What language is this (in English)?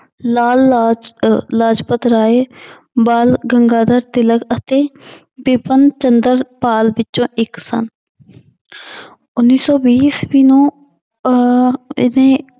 Punjabi